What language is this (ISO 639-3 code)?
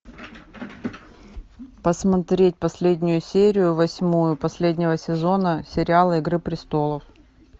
rus